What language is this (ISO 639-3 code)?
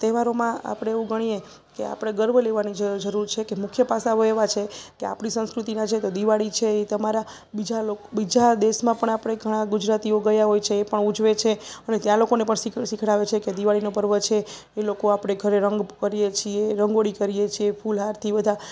guj